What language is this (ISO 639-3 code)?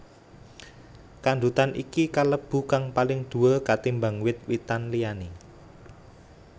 jav